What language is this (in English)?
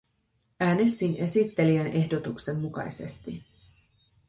Finnish